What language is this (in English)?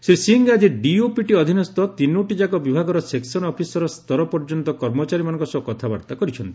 Odia